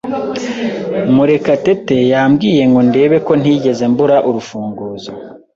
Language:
Kinyarwanda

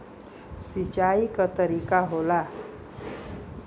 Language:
Bhojpuri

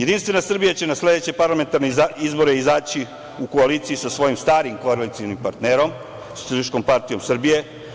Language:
Serbian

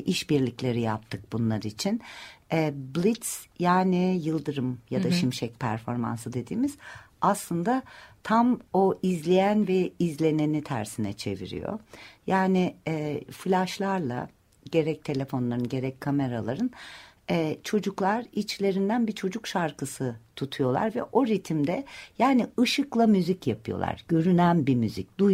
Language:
Turkish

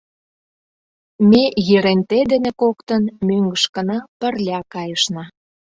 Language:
Mari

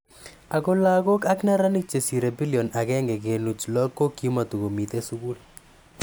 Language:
Kalenjin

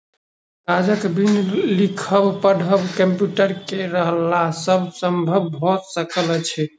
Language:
Maithili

